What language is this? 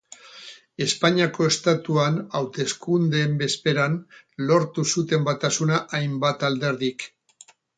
Basque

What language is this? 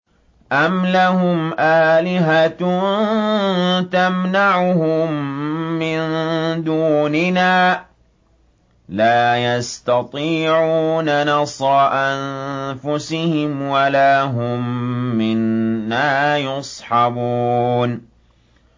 Arabic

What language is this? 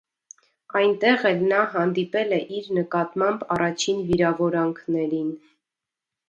Armenian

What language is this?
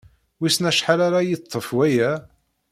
Kabyle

